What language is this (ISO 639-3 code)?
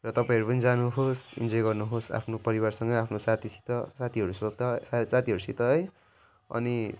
nep